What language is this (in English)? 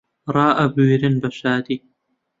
Central Kurdish